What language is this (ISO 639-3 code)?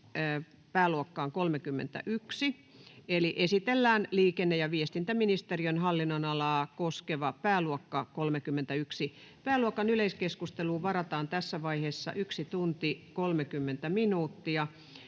fin